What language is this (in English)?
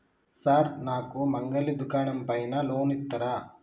Telugu